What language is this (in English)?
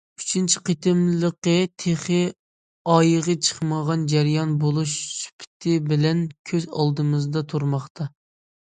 Uyghur